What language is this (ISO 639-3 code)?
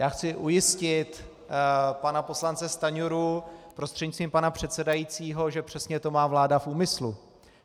ces